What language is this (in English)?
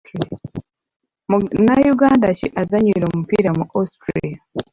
Ganda